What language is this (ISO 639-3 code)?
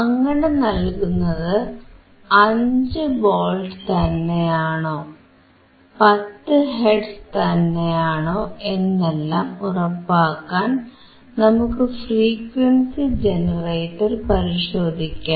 mal